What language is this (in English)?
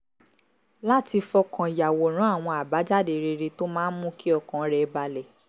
Yoruba